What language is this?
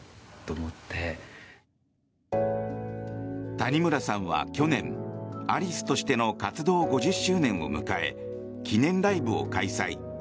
Japanese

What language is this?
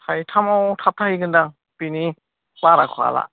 Bodo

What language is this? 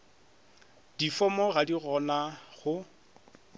Northern Sotho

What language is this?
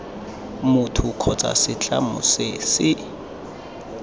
Tswana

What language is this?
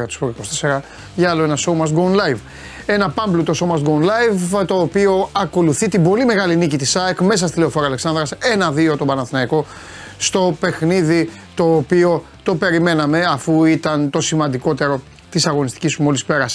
Greek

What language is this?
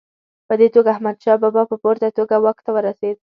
Pashto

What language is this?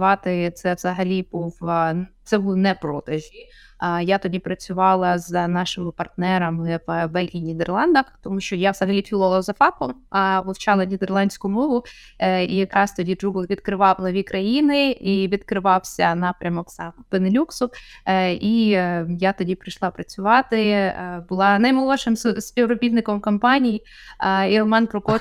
Ukrainian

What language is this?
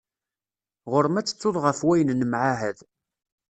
Kabyle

